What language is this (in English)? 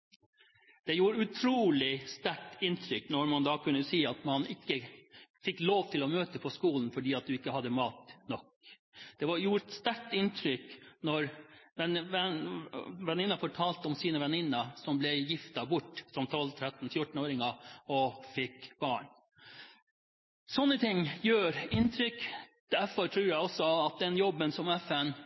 Norwegian Bokmål